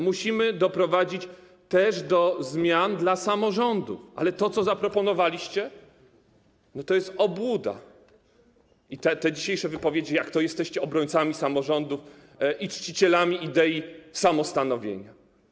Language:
Polish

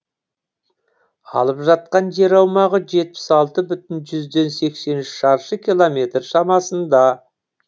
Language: Kazakh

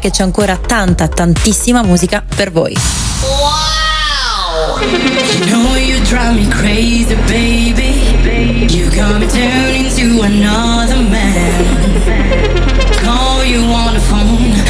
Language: Italian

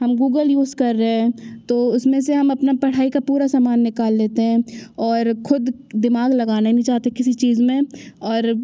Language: Hindi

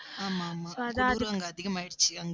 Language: Tamil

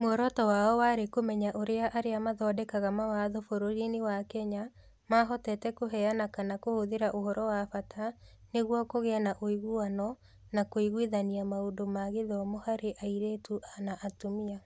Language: Kikuyu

